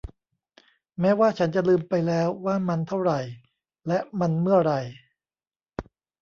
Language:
Thai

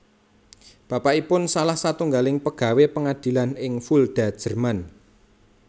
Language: Javanese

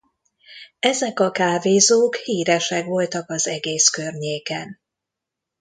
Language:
Hungarian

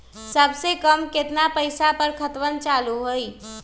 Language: Magahi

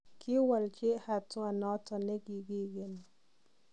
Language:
Kalenjin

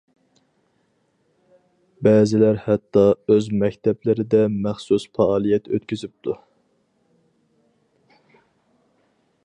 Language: Uyghur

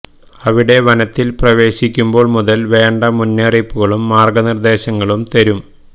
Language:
Malayalam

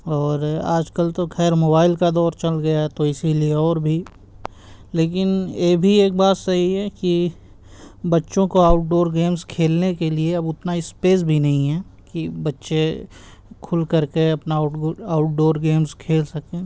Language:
Urdu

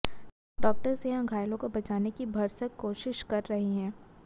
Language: Hindi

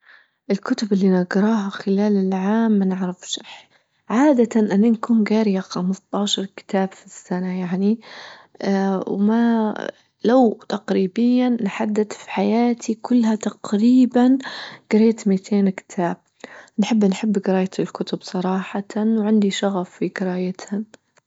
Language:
Libyan Arabic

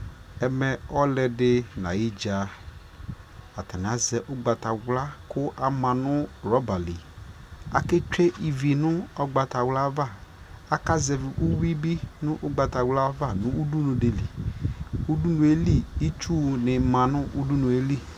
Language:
Ikposo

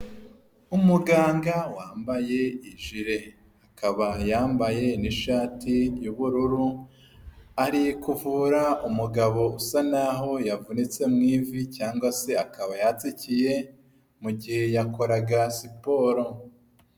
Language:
Kinyarwanda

